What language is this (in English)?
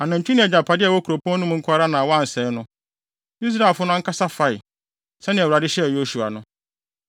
Akan